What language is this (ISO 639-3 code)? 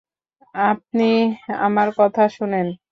ben